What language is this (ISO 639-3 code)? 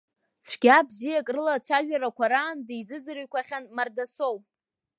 abk